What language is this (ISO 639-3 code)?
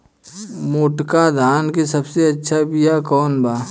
bho